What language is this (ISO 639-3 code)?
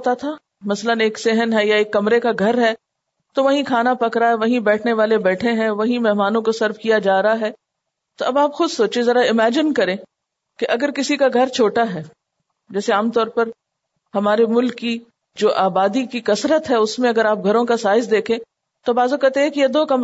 urd